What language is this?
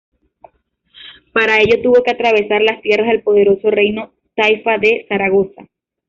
Spanish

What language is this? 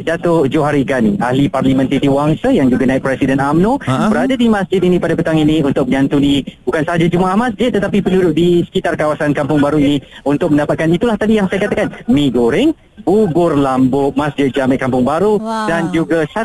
Malay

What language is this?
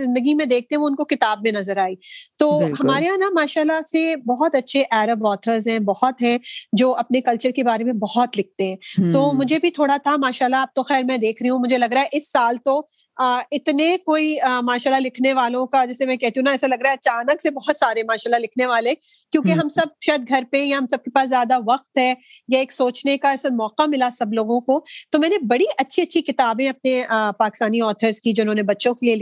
Urdu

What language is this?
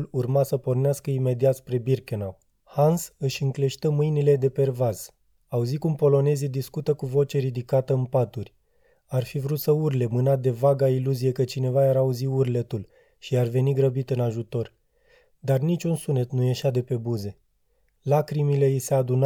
Romanian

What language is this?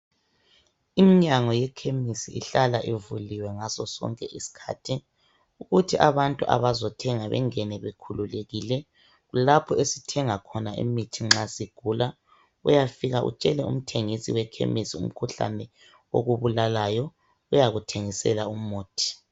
North Ndebele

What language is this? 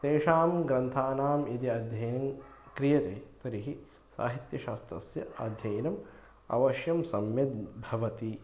Sanskrit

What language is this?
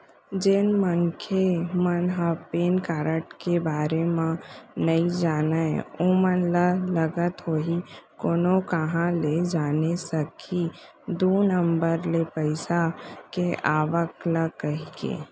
Chhattisgarhi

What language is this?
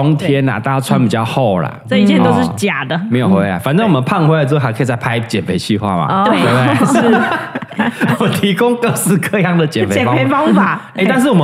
Chinese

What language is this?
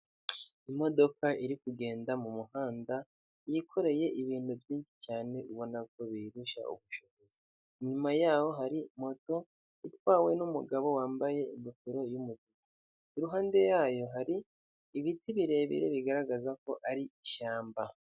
Kinyarwanda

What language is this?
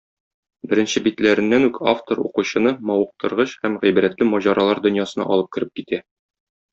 Tatar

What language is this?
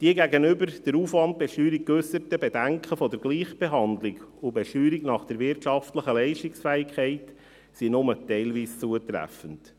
Swiss German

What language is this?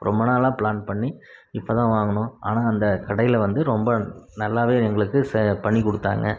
Tamil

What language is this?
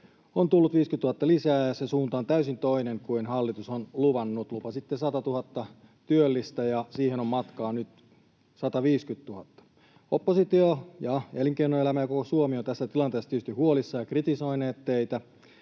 Finnish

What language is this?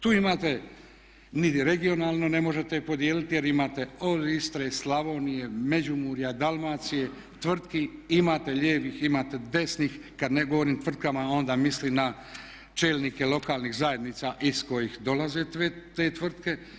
Croatian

